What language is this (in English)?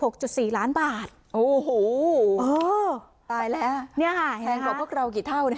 Thai